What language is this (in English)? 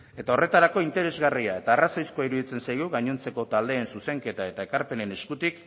Basque